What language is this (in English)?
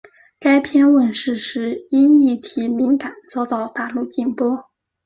Chinese